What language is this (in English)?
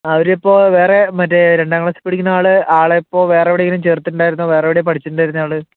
Malayalam